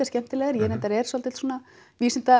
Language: Icelandic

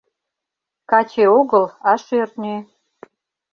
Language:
Mari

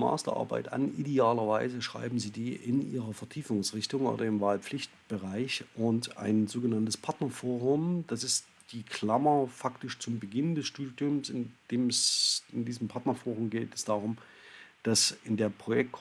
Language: German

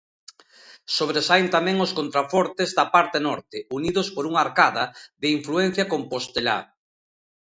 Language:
Galician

